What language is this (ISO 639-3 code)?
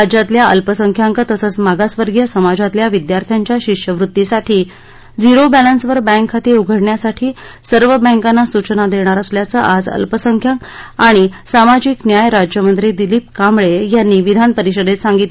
mar